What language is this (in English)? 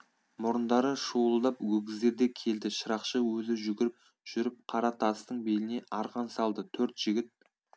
Kazakh